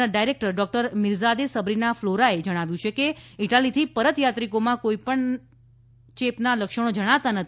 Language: Gujarati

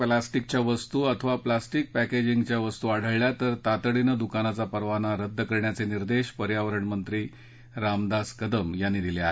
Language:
Marathi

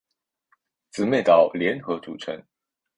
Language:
Chinese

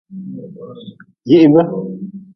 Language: Nawdm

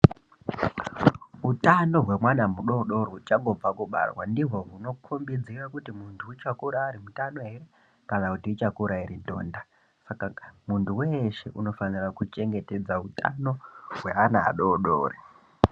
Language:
Ndau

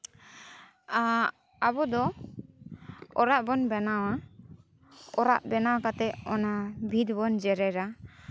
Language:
Santali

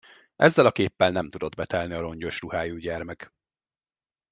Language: Hungarian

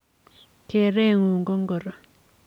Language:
Kalenjin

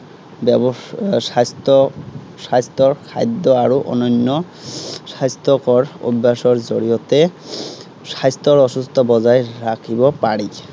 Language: Assamese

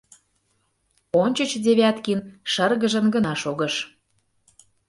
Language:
Mari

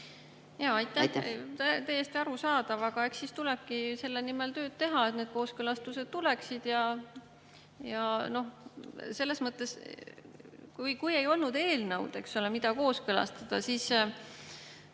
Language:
Estonian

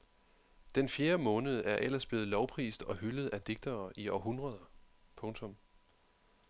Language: Danish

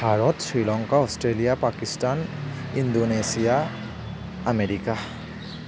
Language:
Assamese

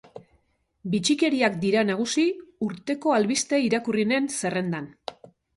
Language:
Basque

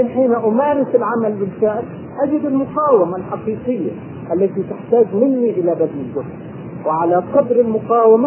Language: Arabic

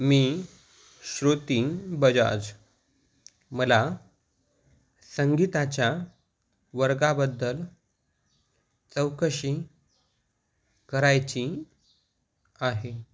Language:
Marathi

